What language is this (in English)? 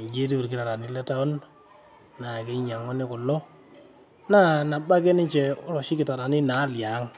Masai